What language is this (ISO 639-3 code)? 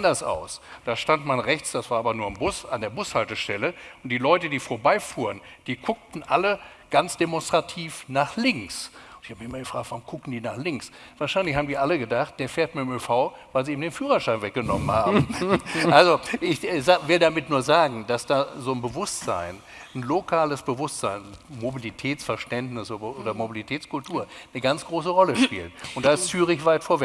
deu